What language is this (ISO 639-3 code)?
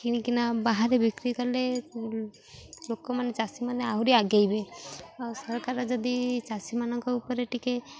ori